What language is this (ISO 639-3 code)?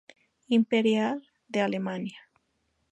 spa